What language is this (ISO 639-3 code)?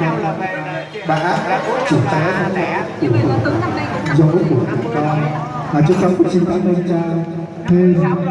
vie